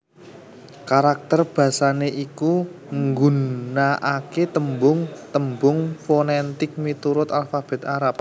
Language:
Javanese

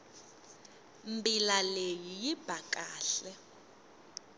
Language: Tsonga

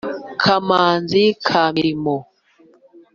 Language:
Kinyarwanda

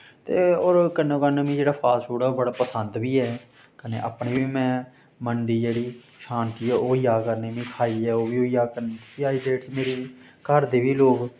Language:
Dogri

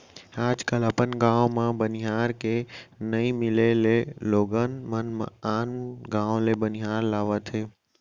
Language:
Chhattisgarhi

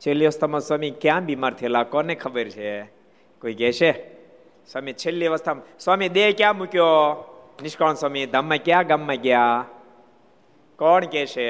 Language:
Gujarati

